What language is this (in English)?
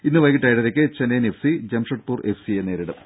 Malayalam